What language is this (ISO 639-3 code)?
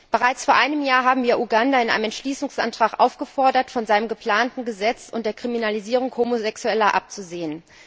deu